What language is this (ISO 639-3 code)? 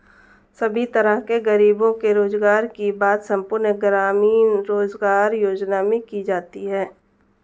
hin